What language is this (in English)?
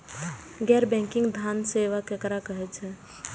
Maithili